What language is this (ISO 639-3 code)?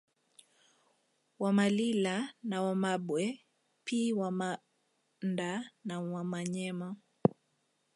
swa